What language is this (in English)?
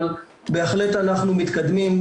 Hebrew